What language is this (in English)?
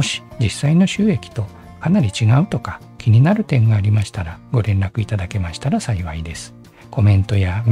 Japanese